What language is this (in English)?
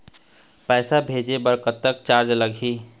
Chhattisgarhi